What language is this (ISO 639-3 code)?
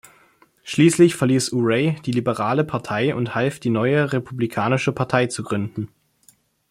deu